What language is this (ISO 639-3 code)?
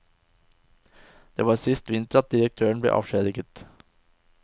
nor